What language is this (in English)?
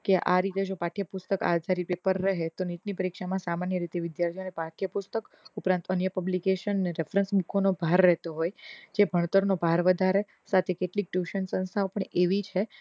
Gujarati